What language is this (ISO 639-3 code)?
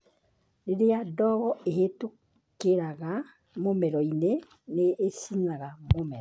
kik